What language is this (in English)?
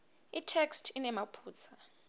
Swati